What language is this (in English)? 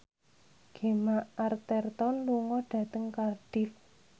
Javanese